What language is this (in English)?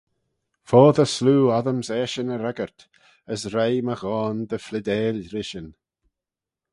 Manx